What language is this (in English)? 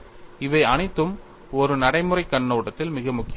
Tamil